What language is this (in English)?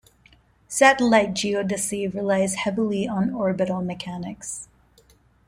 English